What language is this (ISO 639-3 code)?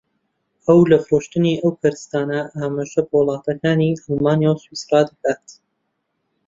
ckb